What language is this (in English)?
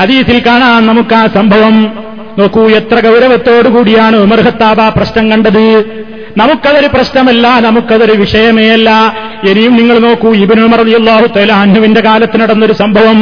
Malayalam